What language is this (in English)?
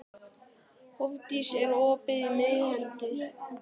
Icelandic